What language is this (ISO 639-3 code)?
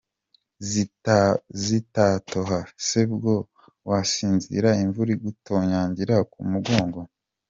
kin